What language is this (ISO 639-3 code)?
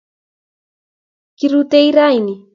kln